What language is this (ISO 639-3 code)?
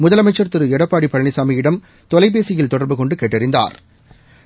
tam